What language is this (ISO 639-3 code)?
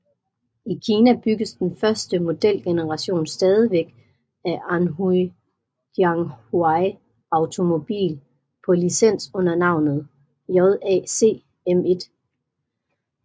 dan